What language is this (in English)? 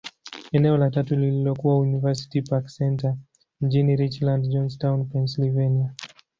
Swahili